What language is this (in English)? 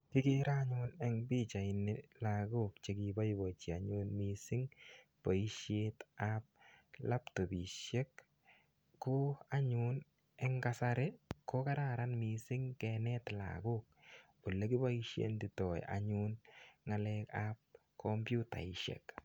Kalenjin